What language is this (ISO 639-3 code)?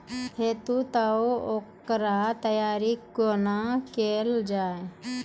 mai